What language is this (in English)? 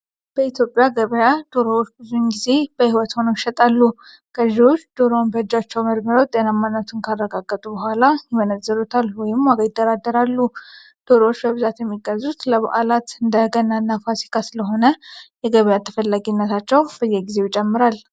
Amharic